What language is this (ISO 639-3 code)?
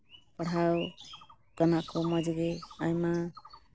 sat